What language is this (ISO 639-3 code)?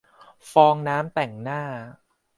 tha